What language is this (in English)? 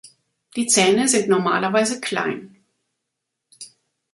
German